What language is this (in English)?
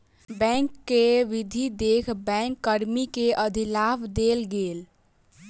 Maithili